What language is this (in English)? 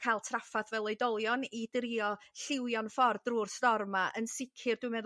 Welsh